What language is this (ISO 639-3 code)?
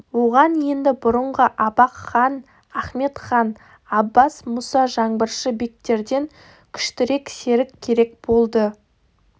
kaz